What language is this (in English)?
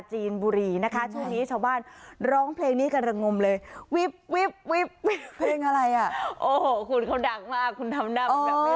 Thai